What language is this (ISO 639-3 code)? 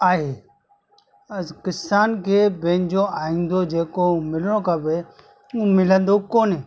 snd